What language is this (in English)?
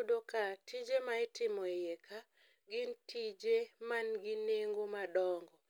Luo (Kenya and Tanzania)